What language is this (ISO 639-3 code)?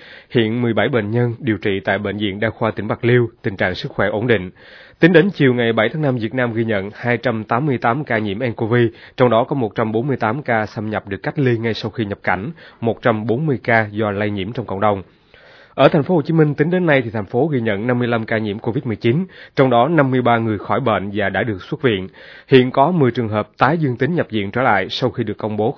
vie